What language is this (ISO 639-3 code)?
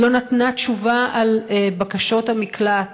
heb